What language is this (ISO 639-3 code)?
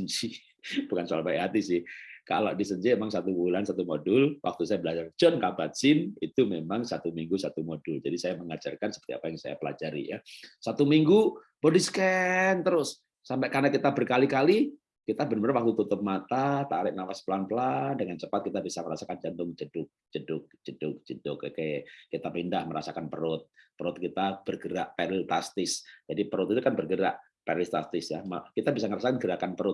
ind